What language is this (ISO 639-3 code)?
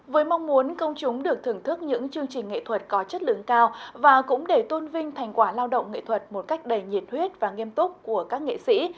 vie